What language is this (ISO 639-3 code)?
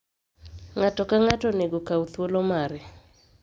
luo